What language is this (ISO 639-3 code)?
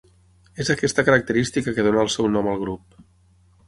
cat